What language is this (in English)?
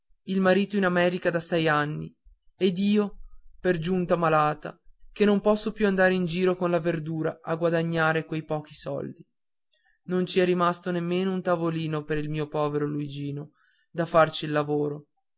Italian